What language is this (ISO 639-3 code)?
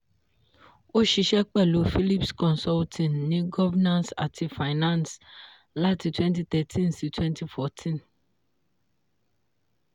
yor